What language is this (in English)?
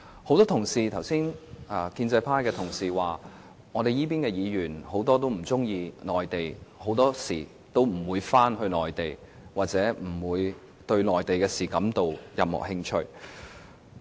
Cantonese